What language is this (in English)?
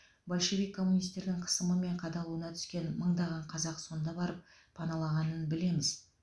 Kazakh